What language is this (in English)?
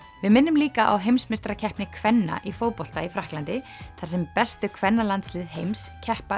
Icelandic